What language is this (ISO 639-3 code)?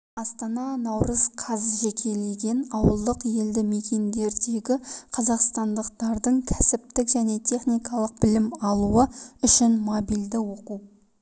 kaz